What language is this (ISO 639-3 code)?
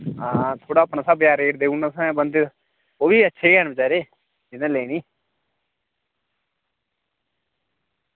doi